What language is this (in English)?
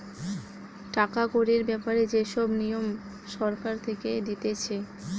Bangla